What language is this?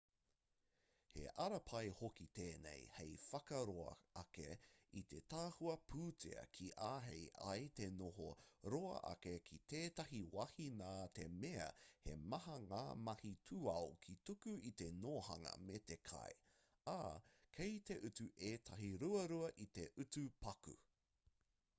Māori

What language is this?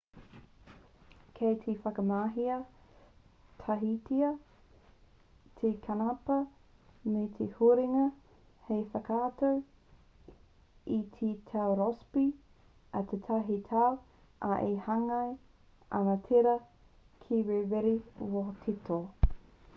Māori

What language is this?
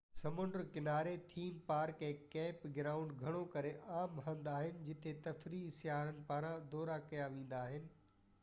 Sindhi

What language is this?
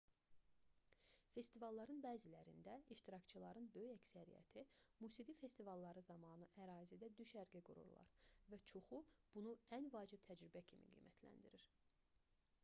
Azerbaijani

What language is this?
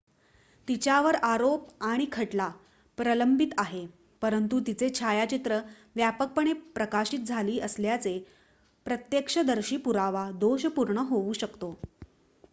Marathi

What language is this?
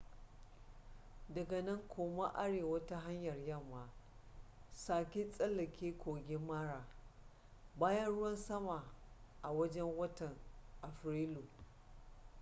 Hausa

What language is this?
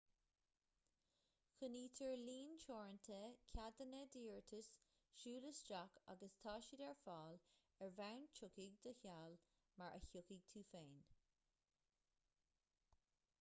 Irish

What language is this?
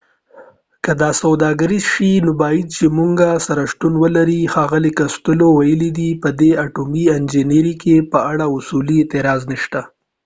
Pashto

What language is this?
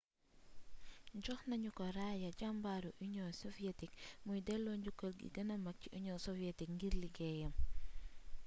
Wolof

